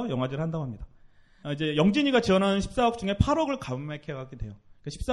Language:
Korean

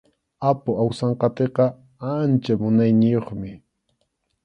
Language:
Arequipa-La Unión Quechua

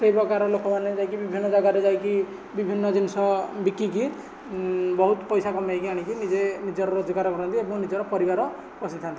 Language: Odia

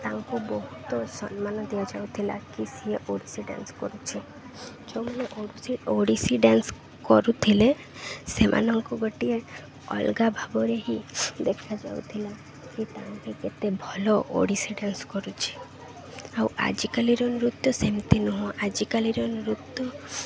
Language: Odia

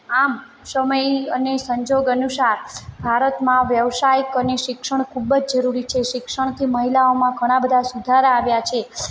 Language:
Gujarati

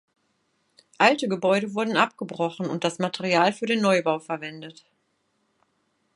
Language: German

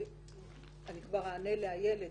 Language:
Hebrew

